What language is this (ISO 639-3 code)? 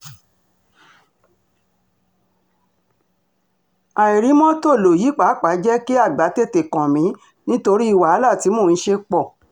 yor